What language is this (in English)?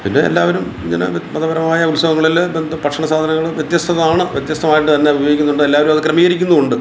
Malayalam